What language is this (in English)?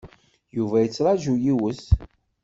Kabyle